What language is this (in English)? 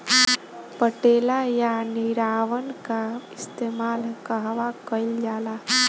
Bhojpuri